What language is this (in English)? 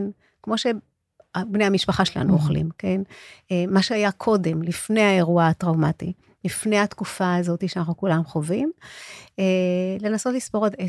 Hebrew